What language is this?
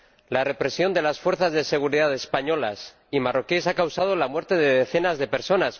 Spanish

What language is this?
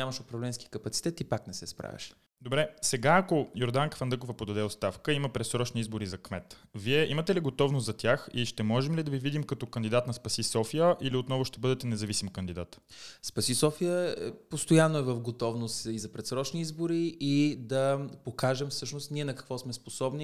Bulgarian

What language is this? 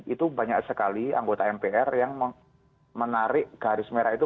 Indonesian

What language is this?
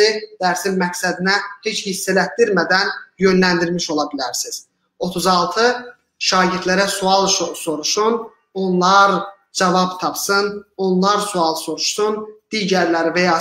Turkish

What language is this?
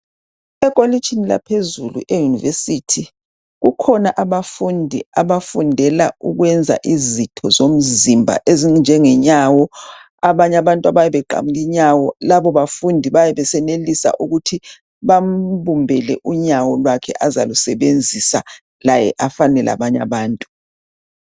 North Ndebele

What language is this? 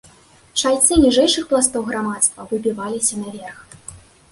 Belarusian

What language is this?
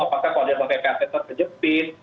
Indonesian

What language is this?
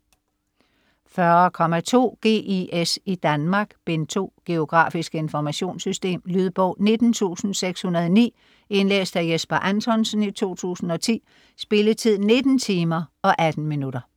Danish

